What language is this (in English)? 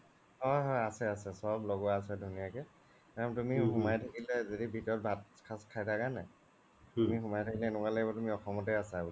Assamese